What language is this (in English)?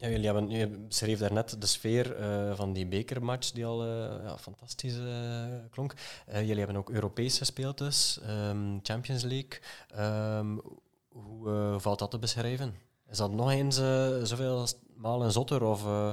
Dutch